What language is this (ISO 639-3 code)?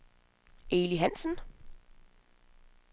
dan